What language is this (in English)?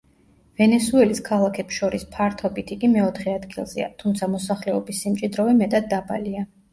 Georgian